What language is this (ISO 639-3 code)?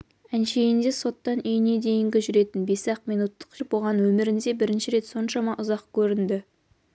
kaz